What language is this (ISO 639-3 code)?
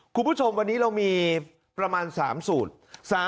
tha